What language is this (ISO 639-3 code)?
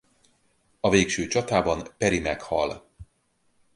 hun